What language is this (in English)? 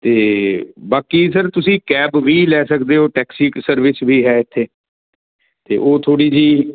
Punjabi